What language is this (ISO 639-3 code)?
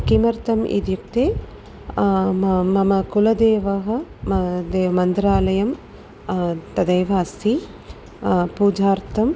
san